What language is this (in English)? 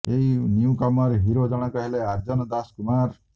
Odia